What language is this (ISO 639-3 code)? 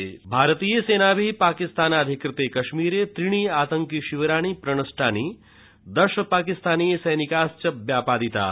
san